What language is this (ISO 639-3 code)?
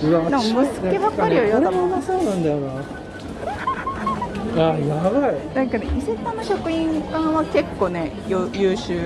jpn